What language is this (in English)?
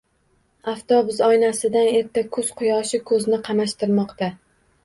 Uzbek